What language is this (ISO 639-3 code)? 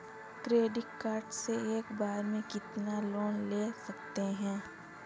hin